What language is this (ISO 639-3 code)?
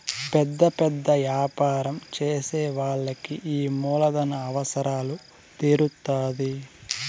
tel